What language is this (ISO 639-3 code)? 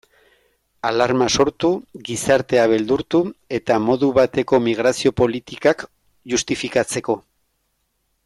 eus